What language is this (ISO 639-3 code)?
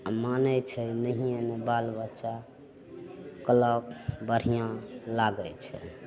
mai